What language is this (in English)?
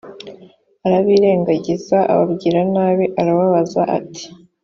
Kinyarwanda